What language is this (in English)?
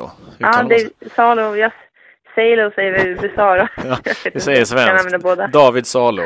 Swedish